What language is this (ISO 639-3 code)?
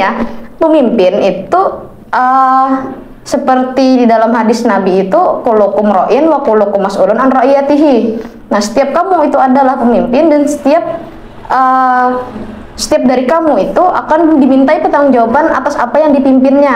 ind